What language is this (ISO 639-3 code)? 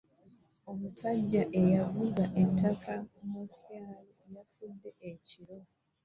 lug